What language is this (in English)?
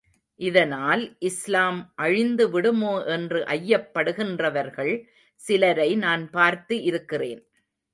Tamil